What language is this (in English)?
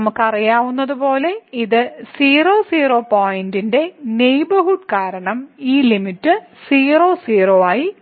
Malayalam